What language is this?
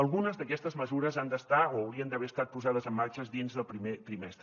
Catalan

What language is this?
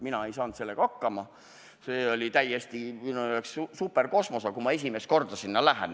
Estonian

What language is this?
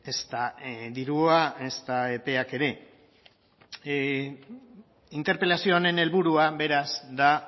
Basque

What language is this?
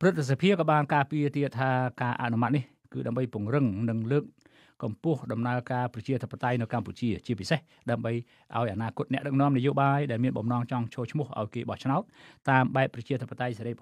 Thai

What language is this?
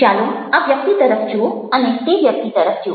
Gujarati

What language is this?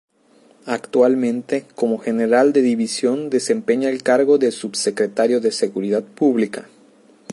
Spanish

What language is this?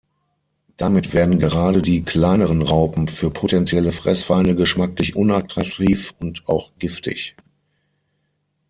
German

